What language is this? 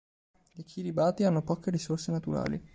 Italian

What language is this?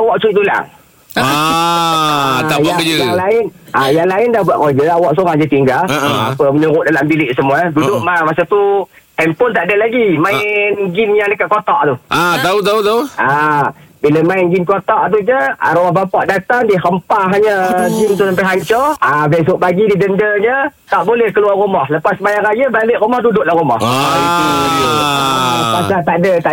Malay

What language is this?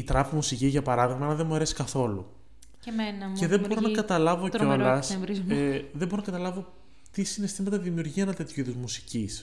Greek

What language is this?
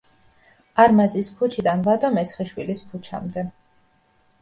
Georgian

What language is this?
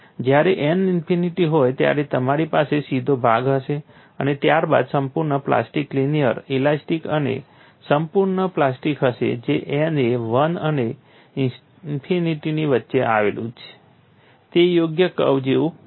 Gujarati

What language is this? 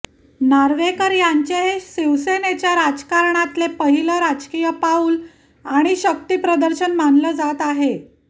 Marathi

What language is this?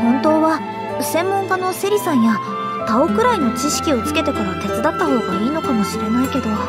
Japanese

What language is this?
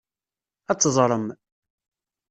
Kabyle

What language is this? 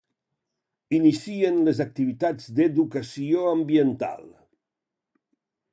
Catalan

